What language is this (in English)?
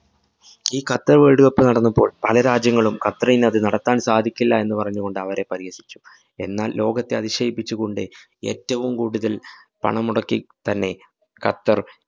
Malayalam